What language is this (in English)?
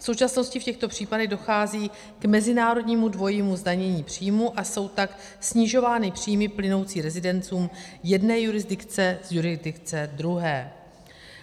Czech